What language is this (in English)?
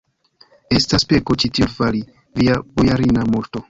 Esperanto